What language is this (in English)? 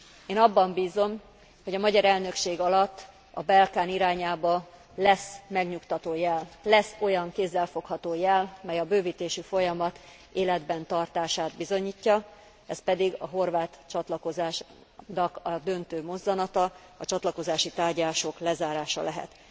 Hungarian